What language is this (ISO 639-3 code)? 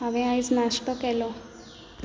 kok